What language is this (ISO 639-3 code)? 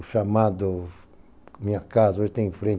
por